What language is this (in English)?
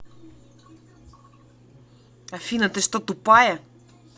Russian